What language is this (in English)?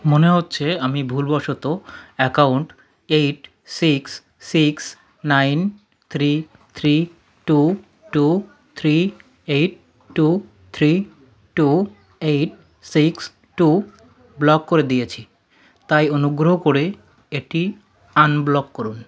Bangla